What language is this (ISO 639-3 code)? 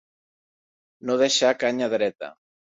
cat